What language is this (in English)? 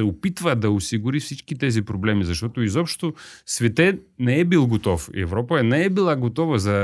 Bulgarian